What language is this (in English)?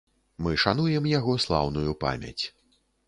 Belarusian